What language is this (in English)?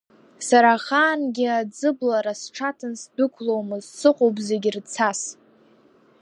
Abkhazian